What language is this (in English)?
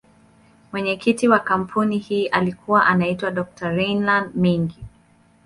Swahili